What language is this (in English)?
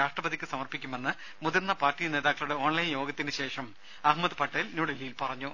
Malayalam